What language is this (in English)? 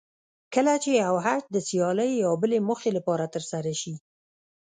Pashto